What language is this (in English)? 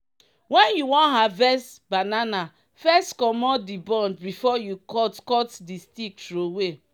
Nigerian Pidgin